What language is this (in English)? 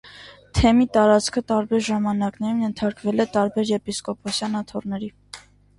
Armenian